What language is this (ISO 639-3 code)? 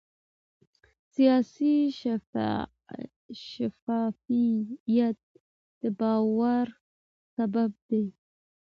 pus